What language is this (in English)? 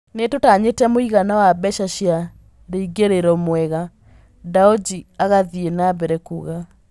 Kikuyu